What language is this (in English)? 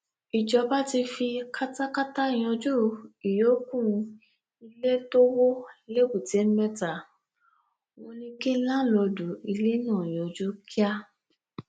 Yoruba